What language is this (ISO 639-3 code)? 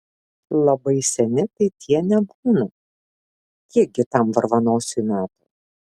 lit